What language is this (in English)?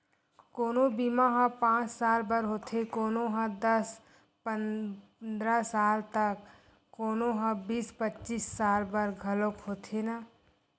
Chhattisgarhi